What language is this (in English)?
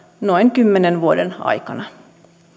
Finnish